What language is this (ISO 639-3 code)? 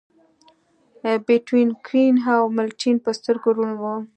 pus